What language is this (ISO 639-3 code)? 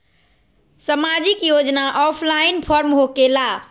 mag